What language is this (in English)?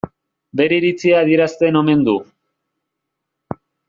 Basque